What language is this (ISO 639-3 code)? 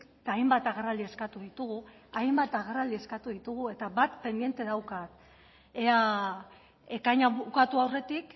eus